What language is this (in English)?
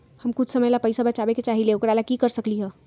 Magahi